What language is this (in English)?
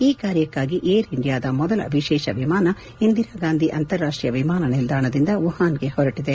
Kannada